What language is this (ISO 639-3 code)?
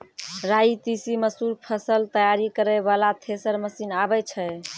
mai